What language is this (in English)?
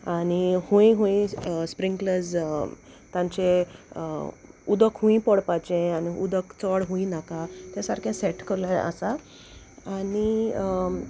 Konkani